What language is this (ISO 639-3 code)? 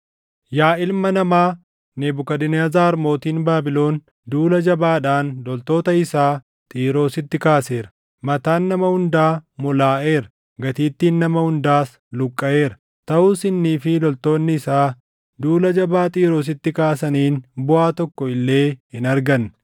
orm